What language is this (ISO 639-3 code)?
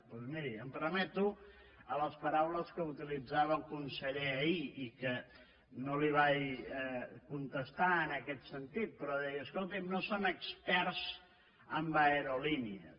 cat